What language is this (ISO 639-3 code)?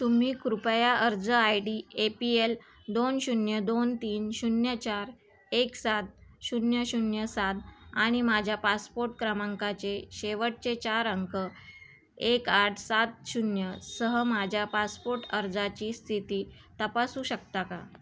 mar